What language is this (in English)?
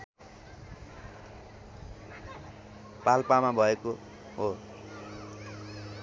Nepali